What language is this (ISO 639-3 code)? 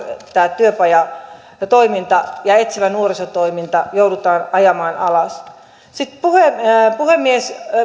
fin